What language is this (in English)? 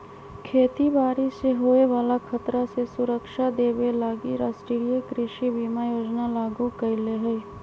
Magahi